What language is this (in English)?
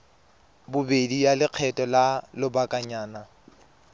Tswana